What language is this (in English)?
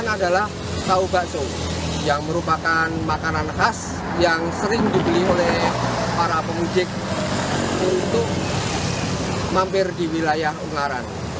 Indonesian